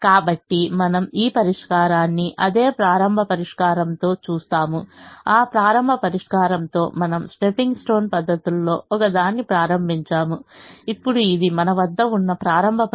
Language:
Telugu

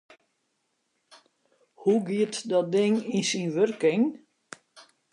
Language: Western Frisian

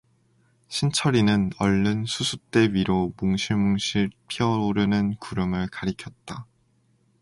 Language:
Korean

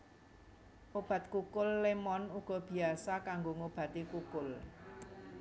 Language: Javanese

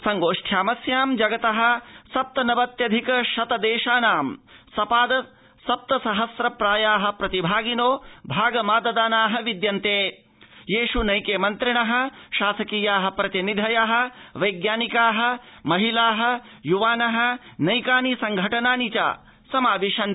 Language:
Sanskrit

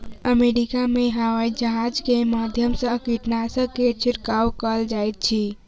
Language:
Maithili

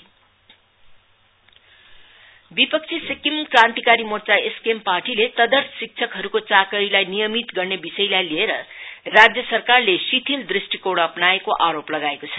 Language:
Nepali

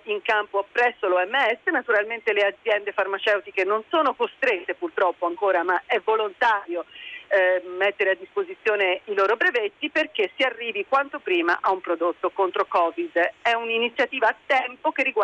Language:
Italian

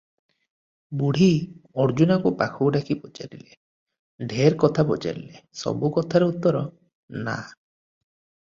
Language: Odia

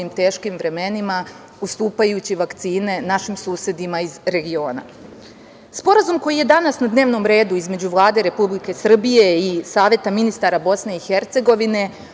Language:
Serbian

